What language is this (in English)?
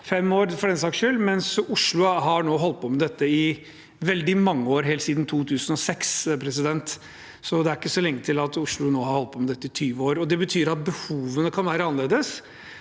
Norwegian